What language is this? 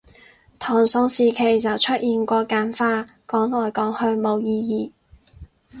Cantonese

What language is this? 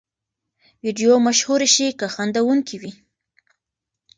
Pashto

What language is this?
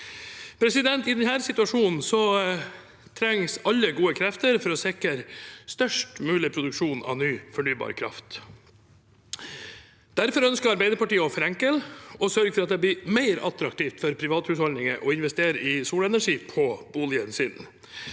Norwegian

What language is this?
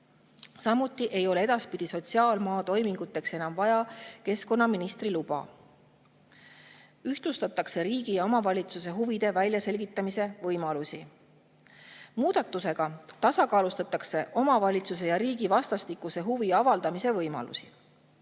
Estonian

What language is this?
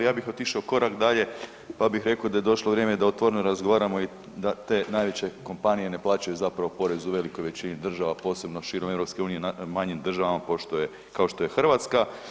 Croatian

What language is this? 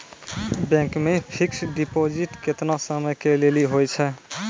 Maithili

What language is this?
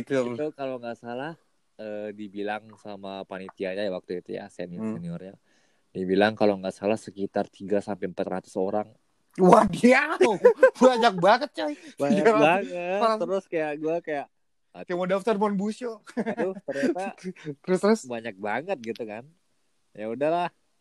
Indonesian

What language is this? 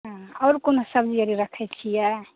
Maithili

